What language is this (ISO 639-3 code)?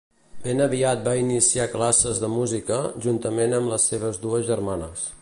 cat